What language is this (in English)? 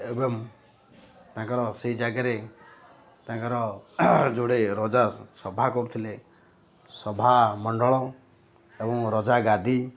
Odia